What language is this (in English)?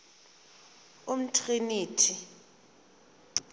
Xhosa